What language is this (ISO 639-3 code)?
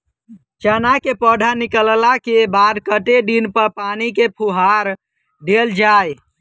mai